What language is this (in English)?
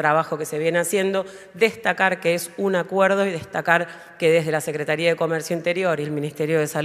Spanish